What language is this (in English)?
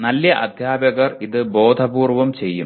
Malayalam